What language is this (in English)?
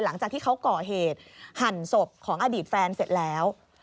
Thai